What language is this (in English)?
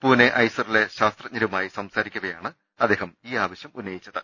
Malayalam